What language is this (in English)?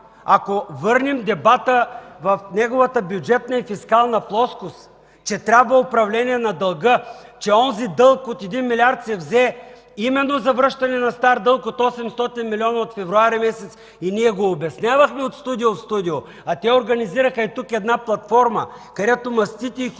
Bulgarian